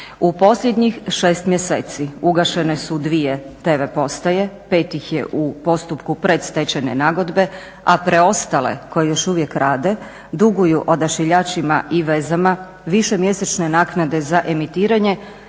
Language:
Croatian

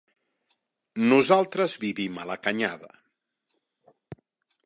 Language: Catalan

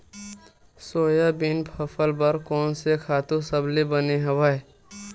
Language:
Chhattisgarhi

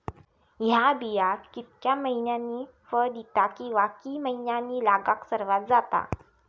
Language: Marathi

